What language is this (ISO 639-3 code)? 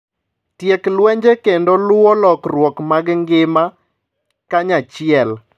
luo